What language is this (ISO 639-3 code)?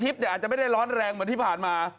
tha